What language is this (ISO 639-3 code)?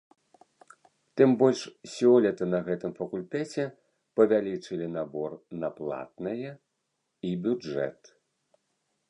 bel